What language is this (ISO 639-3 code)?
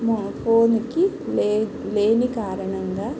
tel